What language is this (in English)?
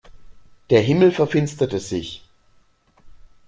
German